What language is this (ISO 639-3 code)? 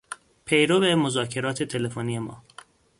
fas